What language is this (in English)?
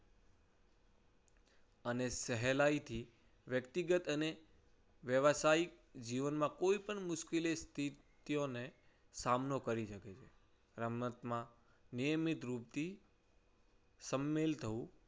Gujarati